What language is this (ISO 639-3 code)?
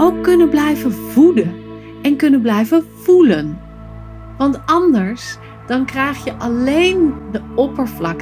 nld